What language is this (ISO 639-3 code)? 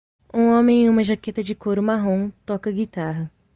por